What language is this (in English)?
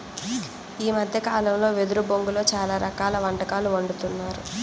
Telugu